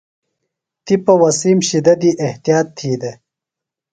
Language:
Phalura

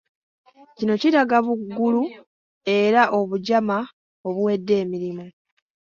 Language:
Ganda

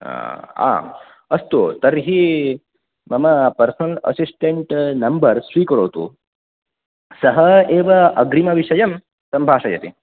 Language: Sanskrit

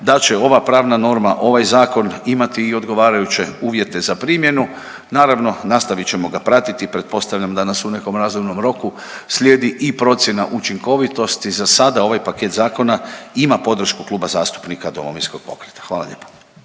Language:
Croatian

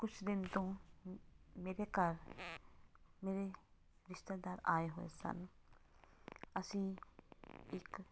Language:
Punjabi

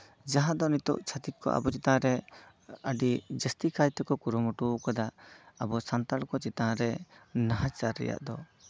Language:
Santali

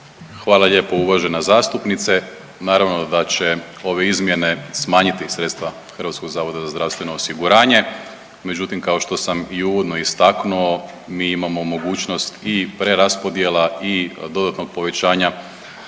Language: Croatian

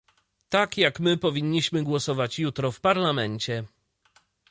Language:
Polish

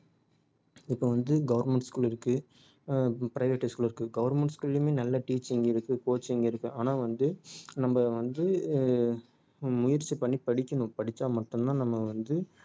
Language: Tamil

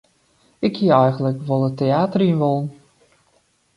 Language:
Western Frisian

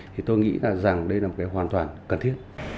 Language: Vietnamese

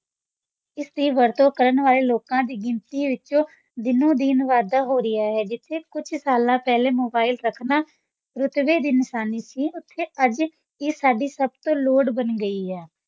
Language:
Punjabi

